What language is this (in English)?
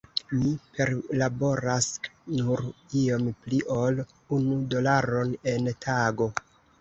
Esperanto